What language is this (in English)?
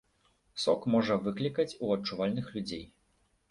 Belarusian